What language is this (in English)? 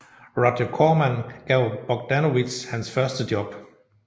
Danish